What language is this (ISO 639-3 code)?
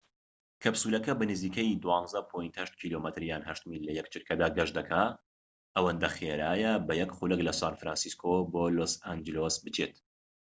ckb